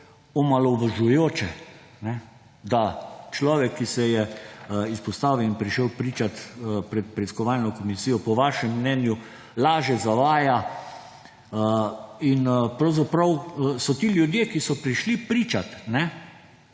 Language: Slovenian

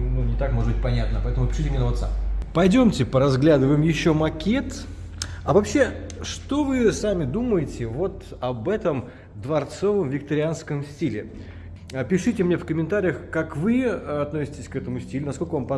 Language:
Russian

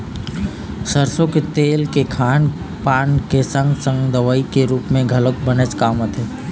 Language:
Chhattisgarhi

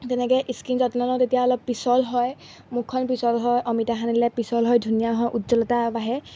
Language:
Assamese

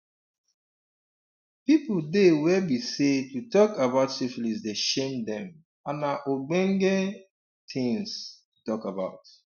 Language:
Nigerian Pidgin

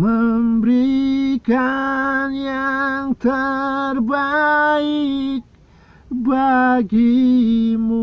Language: Indonesian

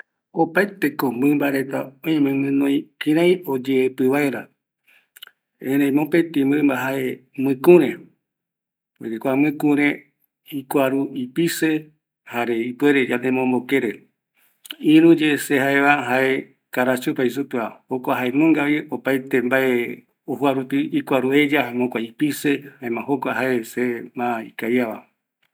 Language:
Eastern Bolivian Guaraní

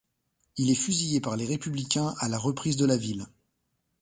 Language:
French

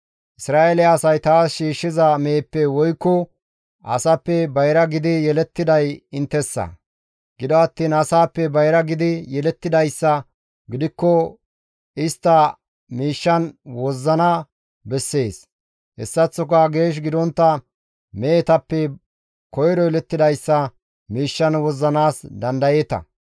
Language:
Gamo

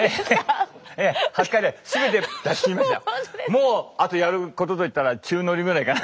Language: Japanese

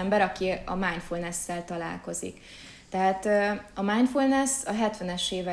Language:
Hungarian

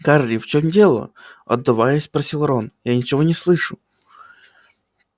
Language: Russian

